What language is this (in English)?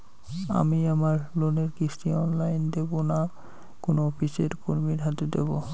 Bangla